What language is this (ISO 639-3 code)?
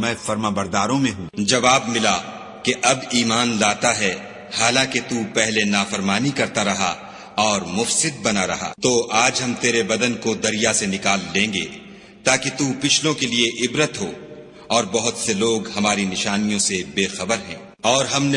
urd